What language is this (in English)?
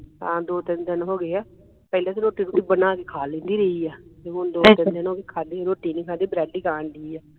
Punjabi